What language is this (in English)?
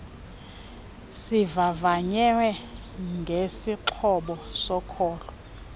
Xhosa